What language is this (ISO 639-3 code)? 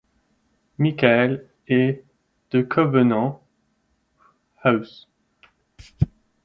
fra